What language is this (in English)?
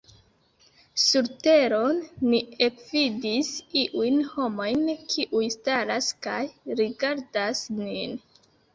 Esperanto